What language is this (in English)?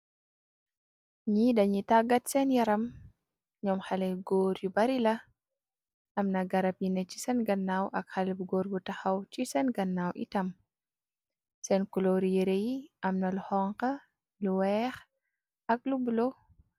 Wolof